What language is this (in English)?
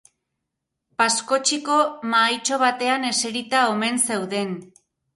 Basque